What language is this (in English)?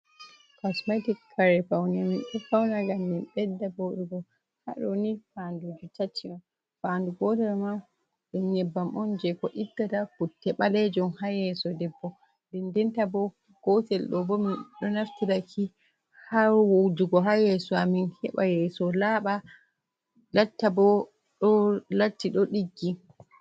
Fula